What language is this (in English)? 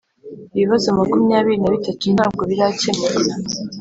Kinyarwanda